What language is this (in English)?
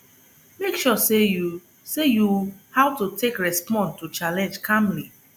Nigerian Pidgin